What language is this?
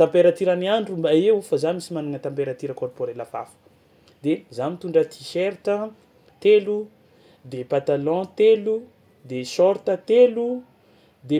Tsimihety Malagasy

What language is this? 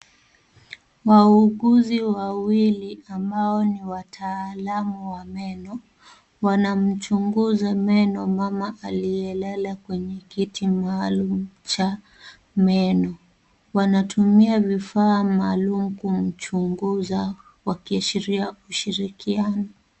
Swahili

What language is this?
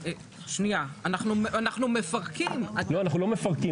Hebrew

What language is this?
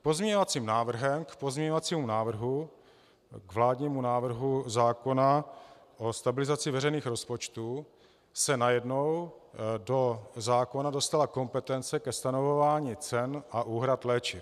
Czech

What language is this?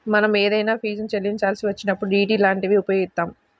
Telugu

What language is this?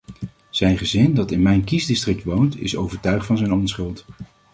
Dutch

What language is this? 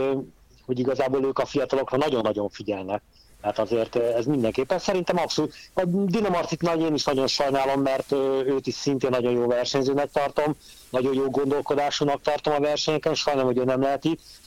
Hungarian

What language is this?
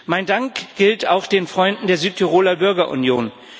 German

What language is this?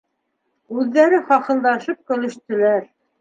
Bashkir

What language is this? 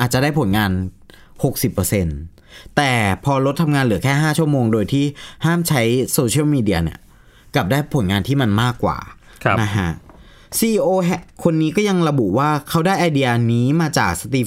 Thai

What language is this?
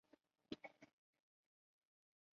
Chinese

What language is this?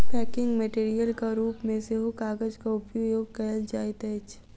Maithili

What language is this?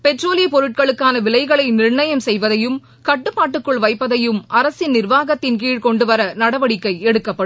Tamil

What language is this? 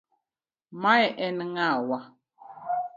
Luo (Kenya and Tanzania)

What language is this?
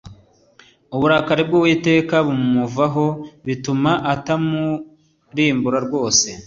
Kinyarwanda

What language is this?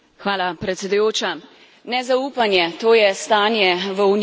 Slovenian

